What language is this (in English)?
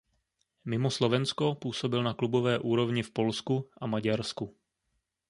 Czech